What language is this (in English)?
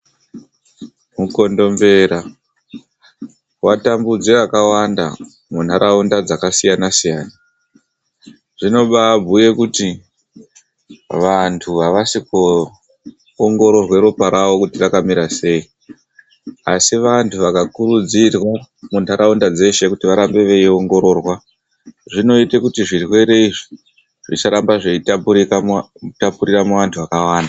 Ndau